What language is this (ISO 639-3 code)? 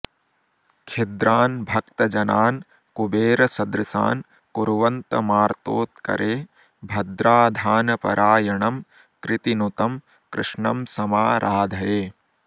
san